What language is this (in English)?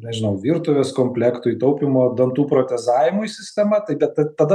Lithuanian